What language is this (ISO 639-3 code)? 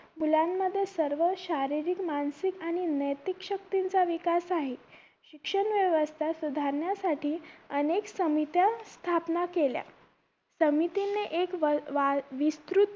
mar